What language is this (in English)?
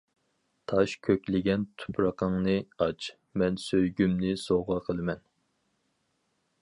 Uyghur